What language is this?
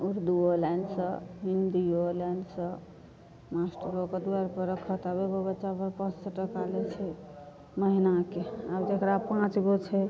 Maithili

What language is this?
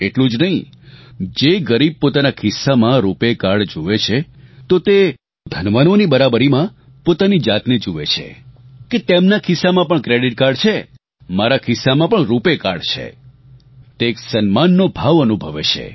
Gujarati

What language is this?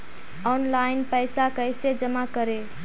Magahi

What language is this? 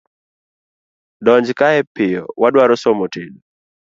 Luo (Kenya and Tanzania)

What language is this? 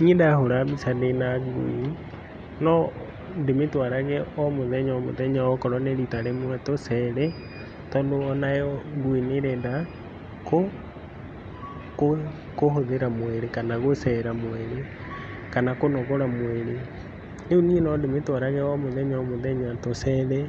Kikuyu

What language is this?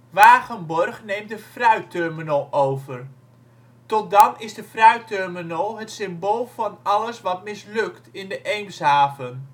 Dutch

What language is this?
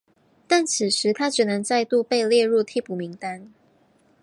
Chinese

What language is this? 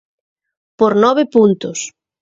Galician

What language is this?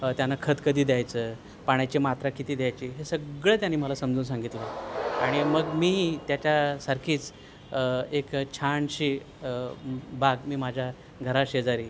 Marathi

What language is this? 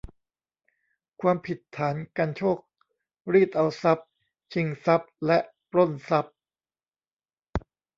Thai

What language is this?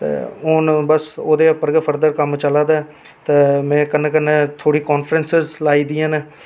Dogri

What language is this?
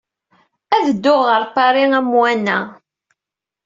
Kabyle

